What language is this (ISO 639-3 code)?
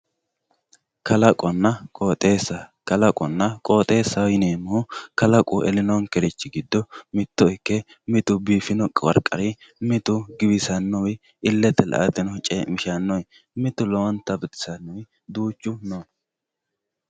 sid